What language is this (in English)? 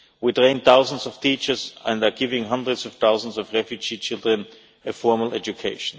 English